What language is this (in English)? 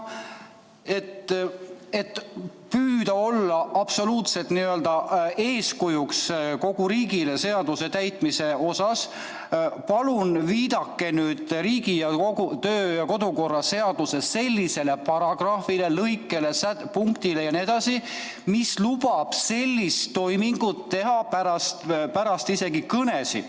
Estonian